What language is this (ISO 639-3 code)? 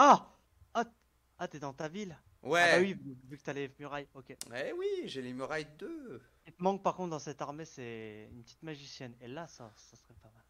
fra